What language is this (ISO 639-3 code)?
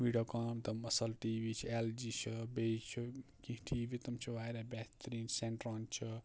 kas